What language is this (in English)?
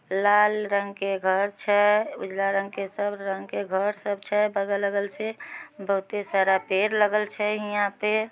Magahi